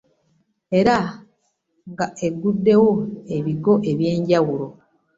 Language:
Ganda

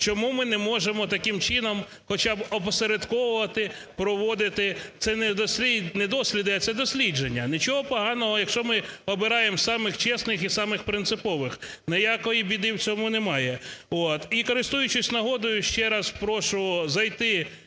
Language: Ukrainian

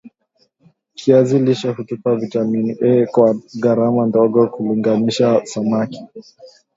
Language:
Swahili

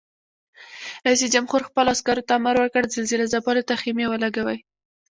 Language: Pashto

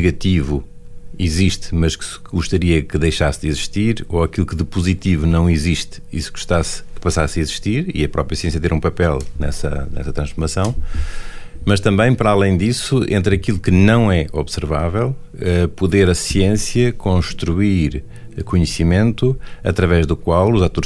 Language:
Portuguese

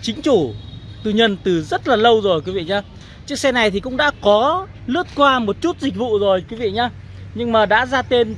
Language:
Vietnamese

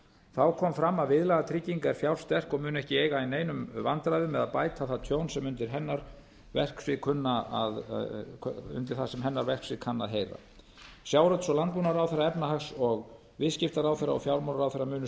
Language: Icelandic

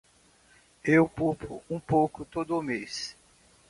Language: Portuguese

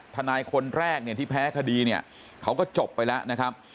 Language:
Thai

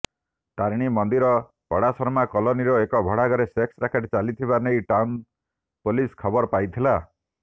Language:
Odia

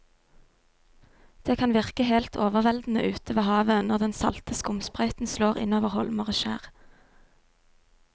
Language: Norwegian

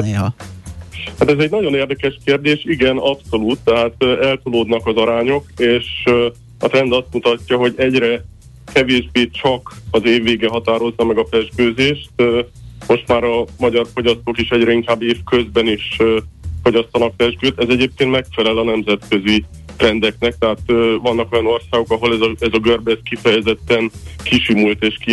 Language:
Hungarian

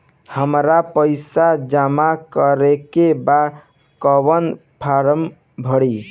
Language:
Bhojpuri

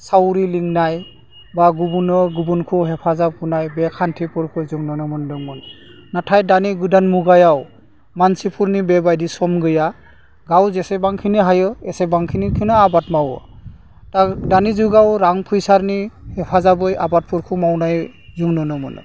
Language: Bodo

